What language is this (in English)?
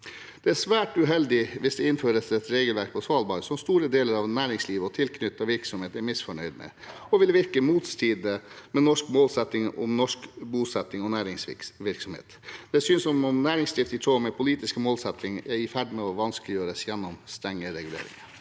Norwegian